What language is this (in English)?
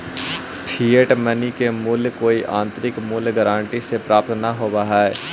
Magahi